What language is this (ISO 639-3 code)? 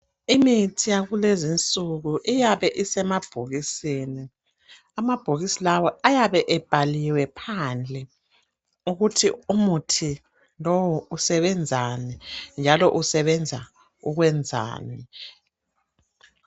nde